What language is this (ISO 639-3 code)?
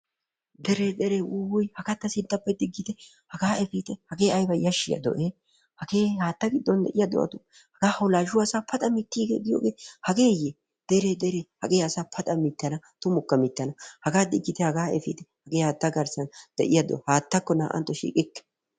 wal